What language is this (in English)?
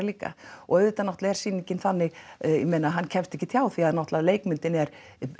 Icelandic